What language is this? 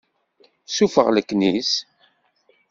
Kabyle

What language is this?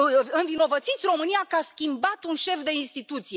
Romanian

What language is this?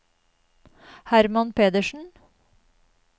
Norwegian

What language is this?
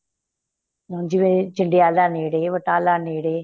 Punjabi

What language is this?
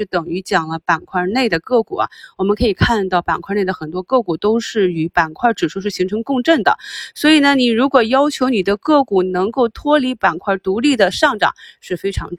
Chinese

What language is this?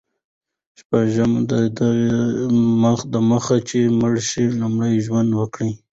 Pashto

